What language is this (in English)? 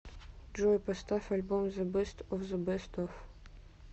Russian